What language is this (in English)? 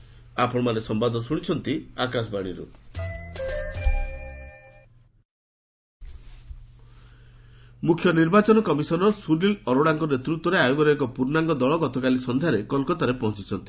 Odia